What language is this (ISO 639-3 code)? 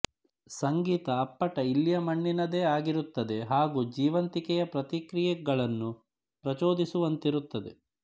kan